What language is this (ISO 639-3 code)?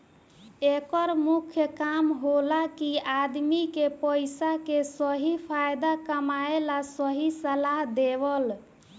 bho